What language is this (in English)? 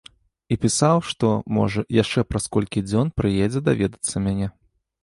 Belarusian